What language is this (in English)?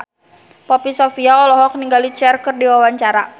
Sundanese